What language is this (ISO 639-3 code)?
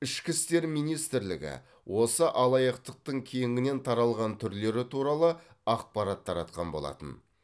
kaz